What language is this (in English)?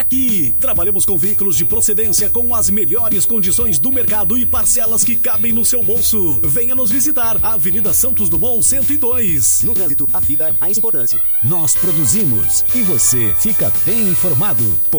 Portuguese